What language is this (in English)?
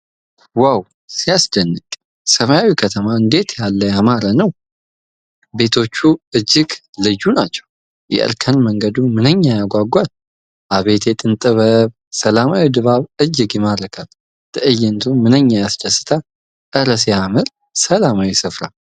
Amharic